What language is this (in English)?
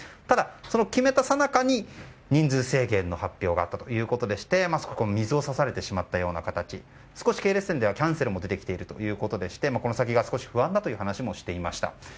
Japanese